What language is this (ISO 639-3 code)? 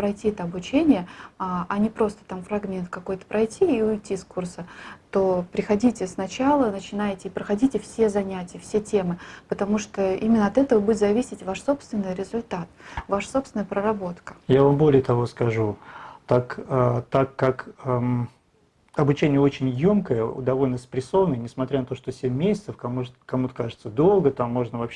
rus